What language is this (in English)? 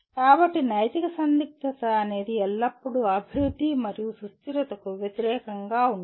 Telugu